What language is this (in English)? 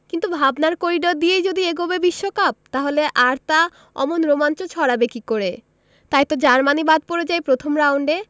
Bangla